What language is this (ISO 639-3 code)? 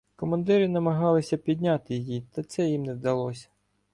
ukr